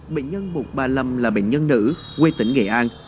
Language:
Vietnamese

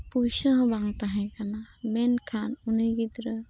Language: Santali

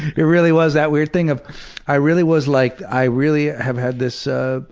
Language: English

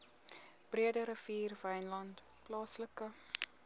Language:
Afrikaans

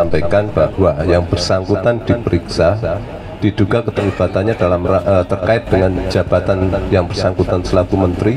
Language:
Indonesian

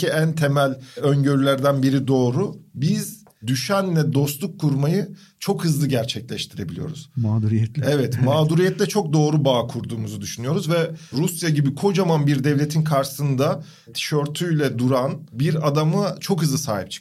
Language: Turkish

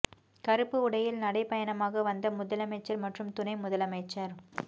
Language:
Tamil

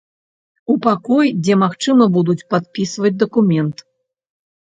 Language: Belarusian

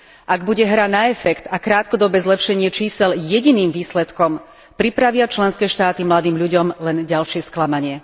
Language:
Slovak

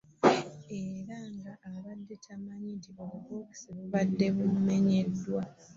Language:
Ganda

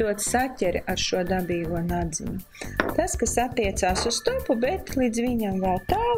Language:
Latvian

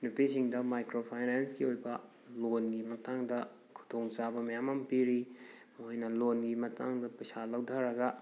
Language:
Manipuri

